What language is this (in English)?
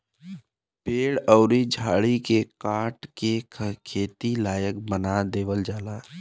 Bhojpuri